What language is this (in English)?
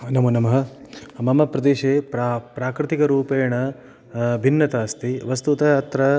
Sanskrit